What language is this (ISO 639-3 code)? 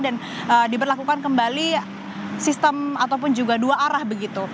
ind